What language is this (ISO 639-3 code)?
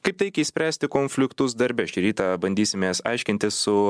lit